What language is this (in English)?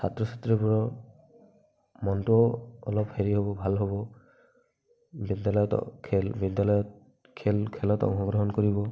Assamese